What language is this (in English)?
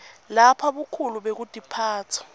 Swati